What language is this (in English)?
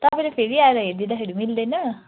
Nepali